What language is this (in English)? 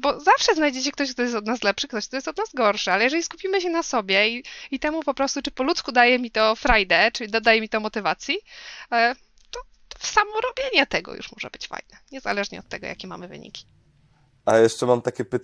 Polish